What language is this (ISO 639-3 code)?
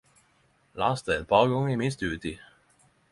nno